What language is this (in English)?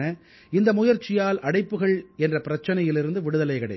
Tamil